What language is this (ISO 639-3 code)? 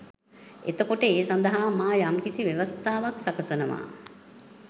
sin